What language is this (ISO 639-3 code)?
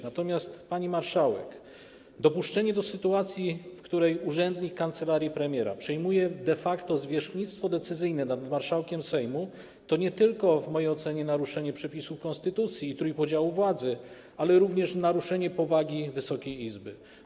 pol